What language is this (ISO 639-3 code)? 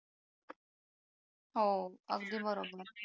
mar